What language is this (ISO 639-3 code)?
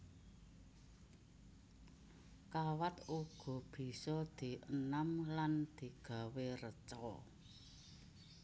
jav